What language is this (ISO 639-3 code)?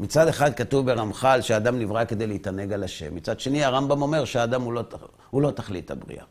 heb